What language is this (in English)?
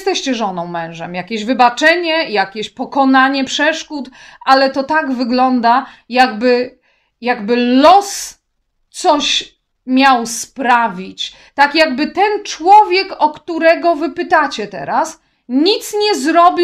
Polish